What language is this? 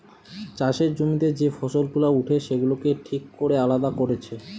Bangla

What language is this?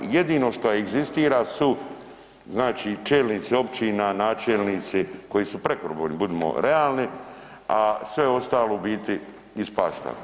Croatian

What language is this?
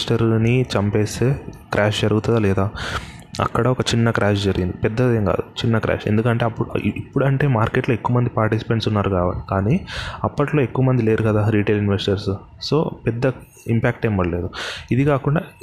Telugu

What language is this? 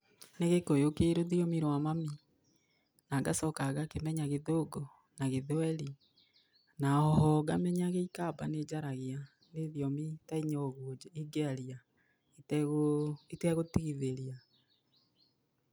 Kikuyu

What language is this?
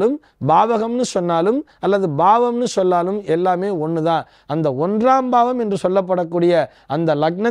Arabic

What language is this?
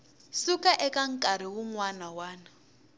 Tsonga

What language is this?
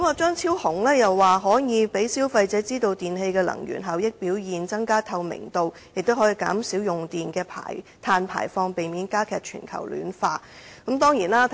Cantonese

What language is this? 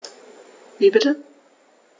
German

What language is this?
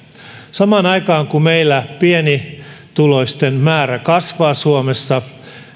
Finnish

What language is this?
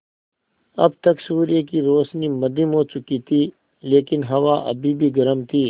Hindi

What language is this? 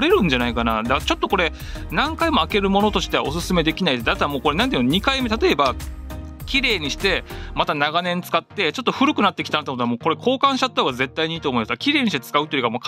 Japanese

